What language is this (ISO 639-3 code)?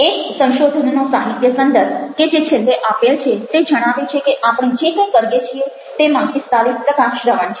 guj